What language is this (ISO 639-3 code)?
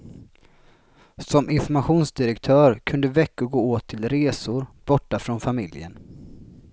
swe